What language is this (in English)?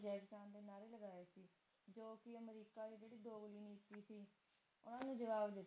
Punjabi